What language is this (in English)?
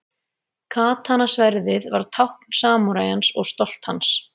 Icelandic